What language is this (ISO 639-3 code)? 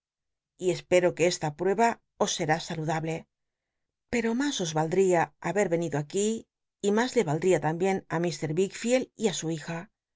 spa